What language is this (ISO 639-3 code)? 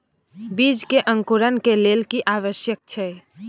mai